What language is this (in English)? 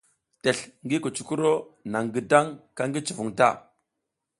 South Giziga